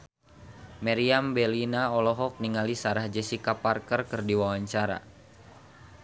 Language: Sundanese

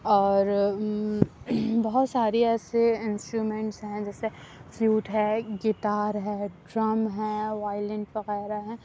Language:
Urdu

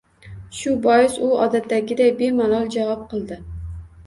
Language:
Uzbek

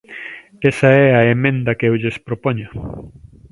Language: Galician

